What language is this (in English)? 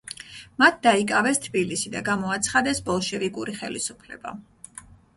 Georgian